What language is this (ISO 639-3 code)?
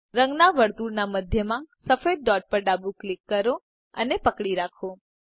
guj